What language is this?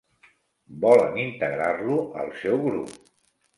Catalan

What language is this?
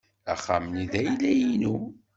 Kabyle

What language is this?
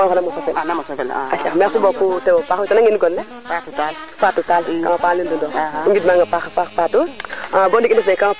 Serer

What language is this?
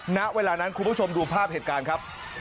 Thai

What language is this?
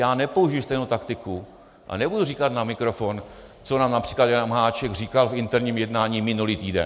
Czech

